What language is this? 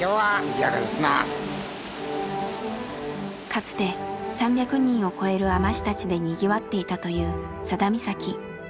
Japanese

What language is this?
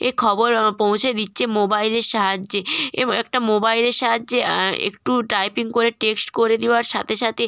Bangla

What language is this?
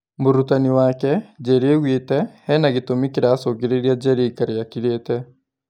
Kikuyu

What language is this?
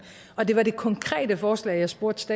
Danish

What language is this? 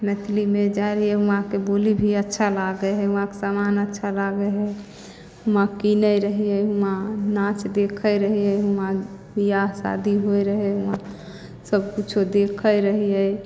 Maithili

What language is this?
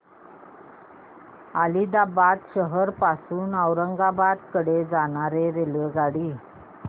Marathi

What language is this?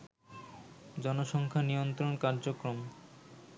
Bangla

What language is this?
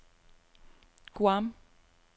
Danish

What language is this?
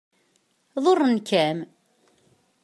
Kabyle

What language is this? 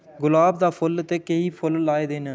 Dogri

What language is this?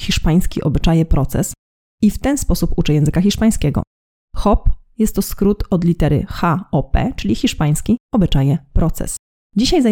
Polish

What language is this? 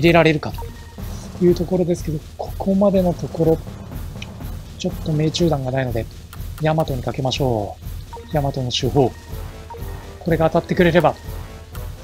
Japanese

